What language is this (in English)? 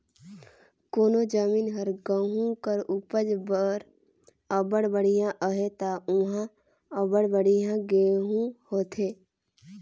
Chhattisgarhi